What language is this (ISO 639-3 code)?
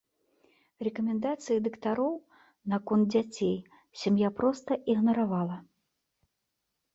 bel